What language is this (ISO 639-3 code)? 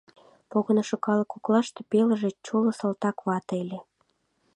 chm